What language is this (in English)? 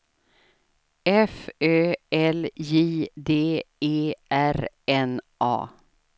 Swedish